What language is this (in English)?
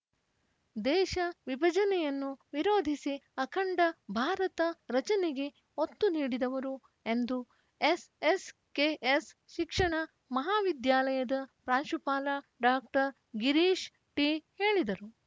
Kannada